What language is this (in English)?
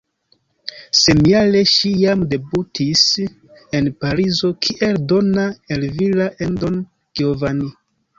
Esperanto